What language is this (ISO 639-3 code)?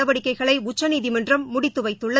tam